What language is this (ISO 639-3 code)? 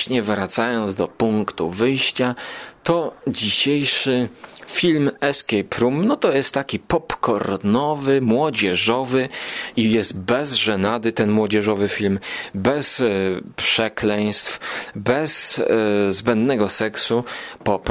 pol